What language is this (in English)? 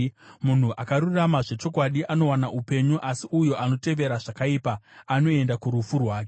Shona